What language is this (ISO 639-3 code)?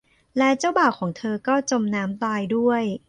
tha